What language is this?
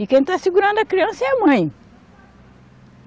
Portuguese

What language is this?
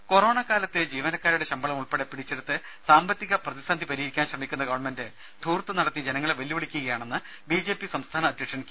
Malayalam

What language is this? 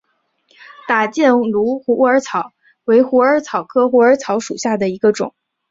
Chinese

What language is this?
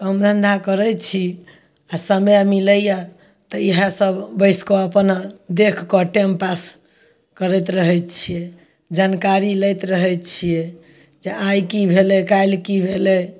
Maithili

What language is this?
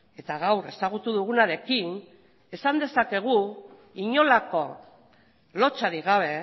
Basque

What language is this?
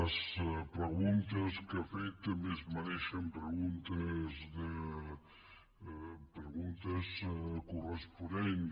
Catalan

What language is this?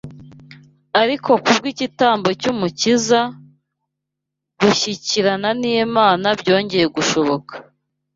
Kinyarwanda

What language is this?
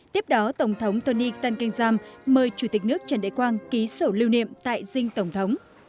Vietnamese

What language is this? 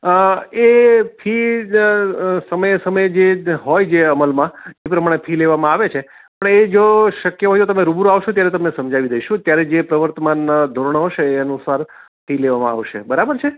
Gujarati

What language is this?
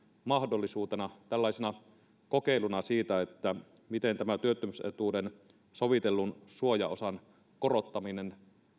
Finnish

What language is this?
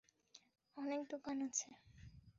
Bangla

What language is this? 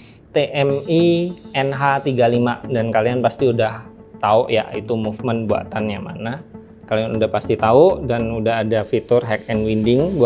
Indonesian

